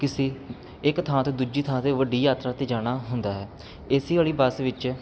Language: Punjabi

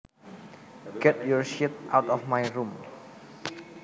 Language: Javanese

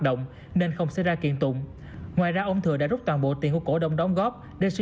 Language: Vietnamese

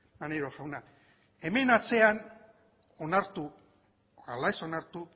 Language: Basque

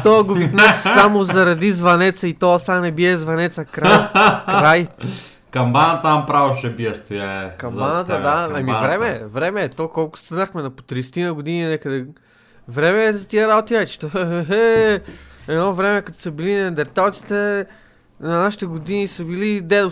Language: Bulgarian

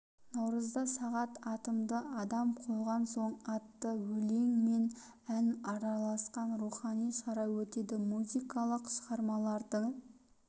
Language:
Kazakh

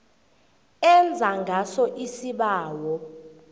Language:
South Ndebele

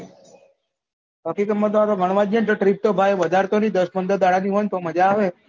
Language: Gujarati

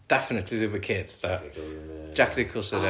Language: Welsh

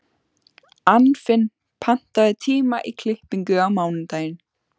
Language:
Icelandic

